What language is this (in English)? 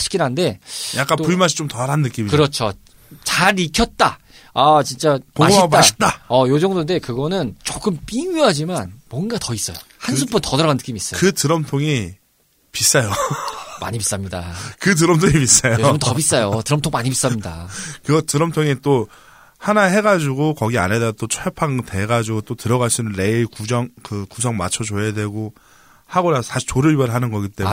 Korean